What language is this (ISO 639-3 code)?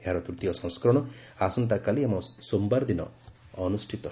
ori